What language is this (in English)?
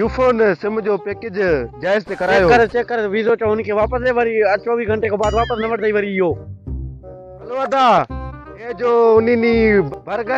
Indonesian